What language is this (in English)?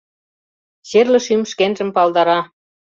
Mari